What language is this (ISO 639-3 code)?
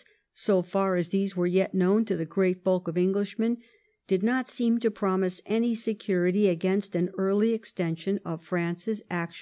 eng